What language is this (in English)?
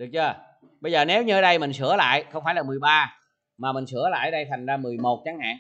Vietnamese